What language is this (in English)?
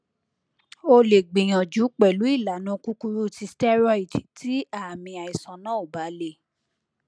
Yoruba